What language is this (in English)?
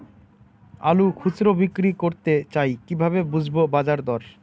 Bangla